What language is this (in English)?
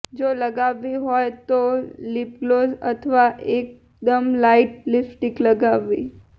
Gujarati